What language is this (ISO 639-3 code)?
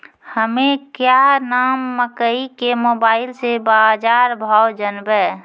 mai